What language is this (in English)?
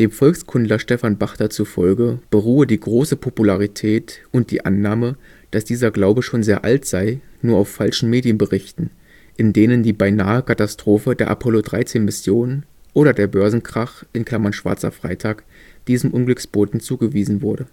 German